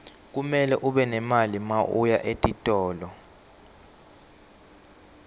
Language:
Swati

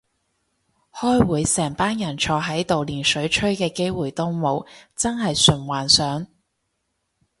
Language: Cantonese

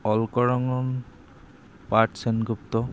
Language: Assamese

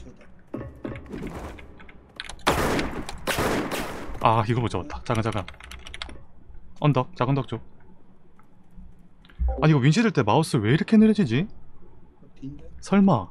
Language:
Korean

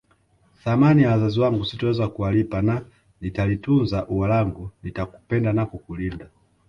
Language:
Swahili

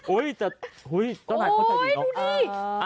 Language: Thai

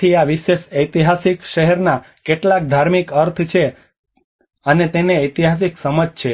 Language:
Gujarati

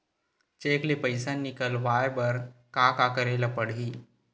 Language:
Chhattisgarhi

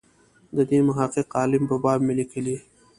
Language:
Pashto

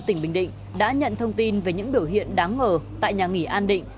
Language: Vietnamese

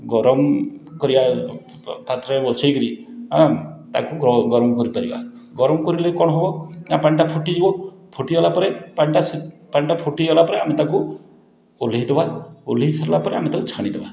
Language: Odia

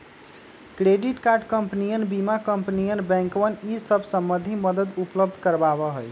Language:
Magahi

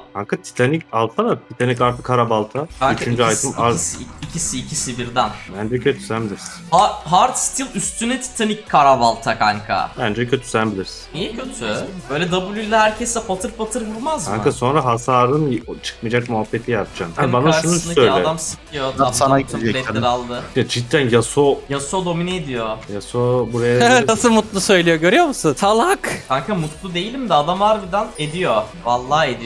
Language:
Turkish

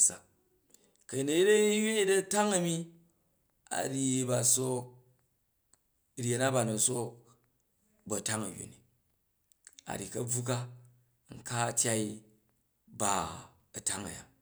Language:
Jju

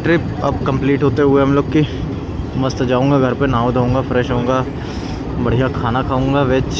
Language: Hindi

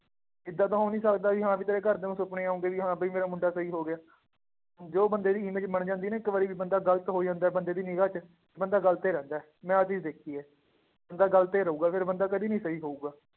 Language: Punjabi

